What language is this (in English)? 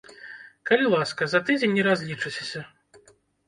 Belarusian